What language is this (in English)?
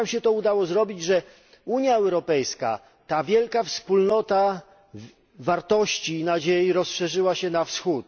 Polish